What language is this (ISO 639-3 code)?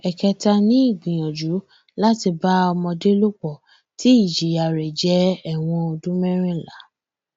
yor